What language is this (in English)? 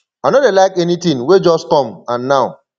Nigerian Pidgin